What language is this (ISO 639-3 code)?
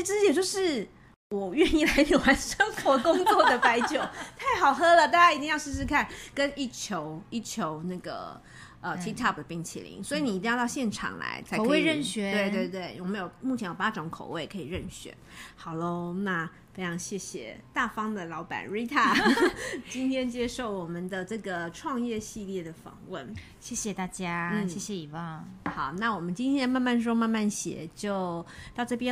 zho